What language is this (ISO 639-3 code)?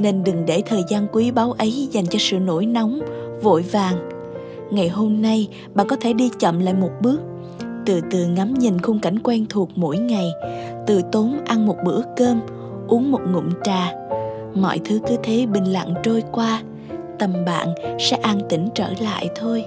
vie